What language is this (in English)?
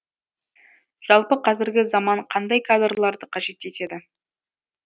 Kazakh